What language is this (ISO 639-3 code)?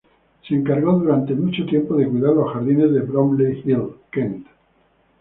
spa